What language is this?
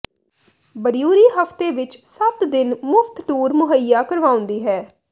Punjabi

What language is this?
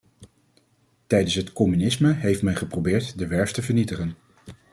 Dutch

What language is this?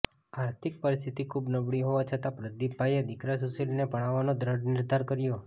Gujarati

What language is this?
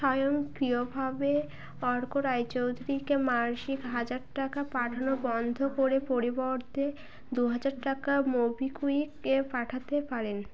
Bangla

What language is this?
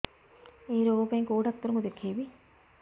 Odia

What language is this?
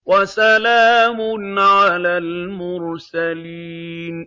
Arabic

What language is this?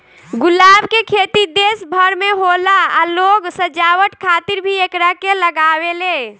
Bhojpuri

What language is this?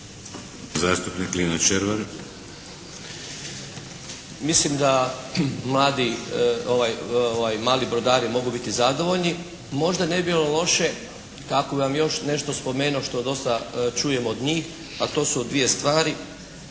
Croatian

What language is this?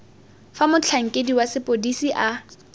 Tswana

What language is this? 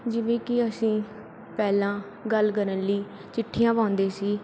Punjabi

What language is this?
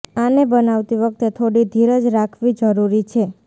Gujarati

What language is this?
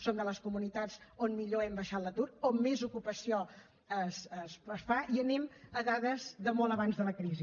Catalan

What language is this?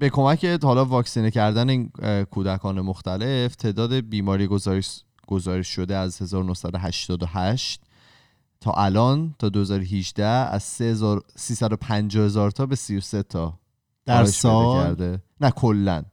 Persian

